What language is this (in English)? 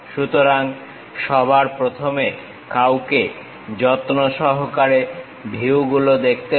Bangla